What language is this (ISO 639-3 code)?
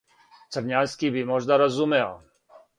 srp